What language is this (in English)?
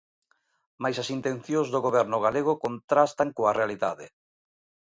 Galician